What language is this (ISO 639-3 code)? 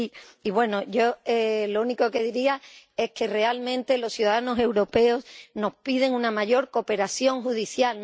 spa